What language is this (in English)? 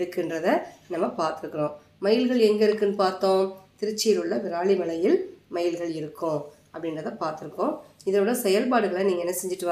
Tamil